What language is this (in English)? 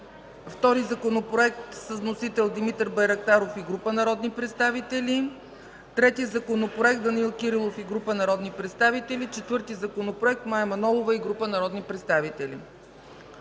Bulgarian